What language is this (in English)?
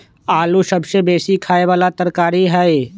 Magahi